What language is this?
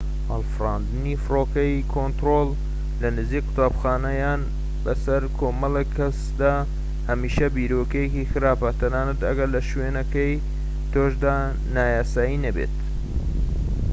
Central Kurdish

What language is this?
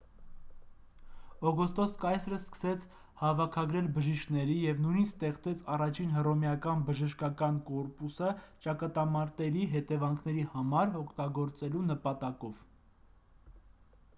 Armenian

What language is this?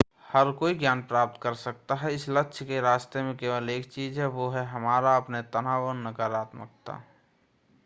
Hindi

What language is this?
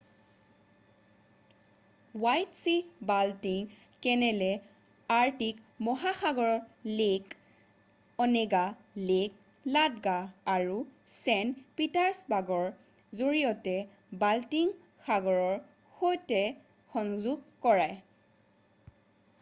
Assamese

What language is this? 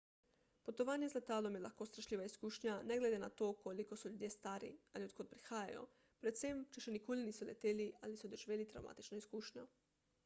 Slovenian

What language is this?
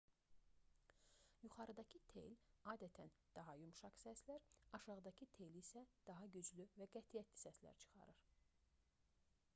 Azerbaijani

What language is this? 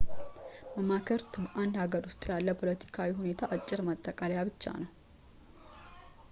Amharic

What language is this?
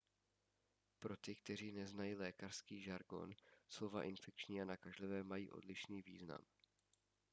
Czech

